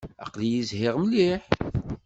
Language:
Kabyle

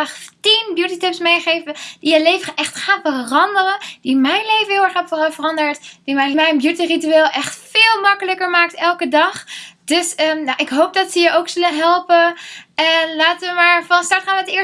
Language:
Dutch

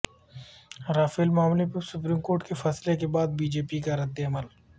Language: Urdu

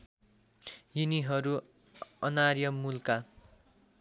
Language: Nepali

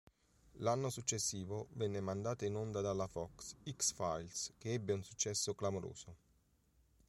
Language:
Italian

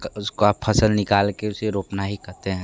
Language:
Hindi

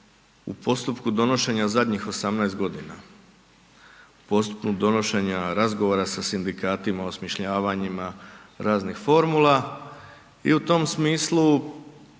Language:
Croatian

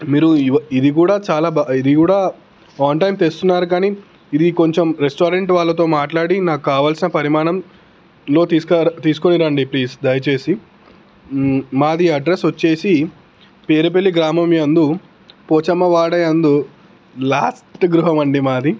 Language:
Telugu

